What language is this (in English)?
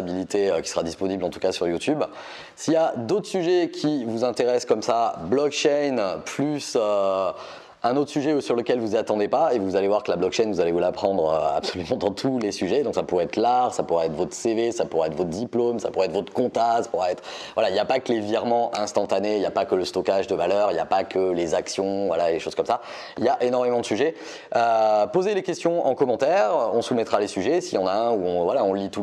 French